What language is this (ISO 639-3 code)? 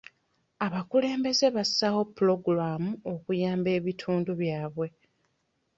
lug